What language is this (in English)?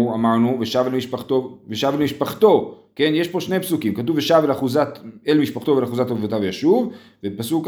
Hebrew